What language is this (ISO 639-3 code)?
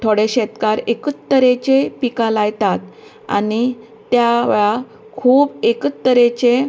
kok